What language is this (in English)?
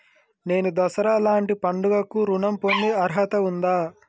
Telugu